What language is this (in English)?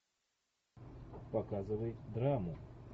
Russian